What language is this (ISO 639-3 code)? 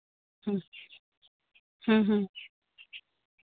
sat